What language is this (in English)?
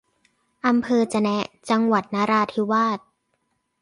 Thai